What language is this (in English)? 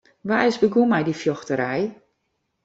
Western Frisian